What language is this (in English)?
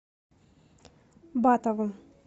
Russian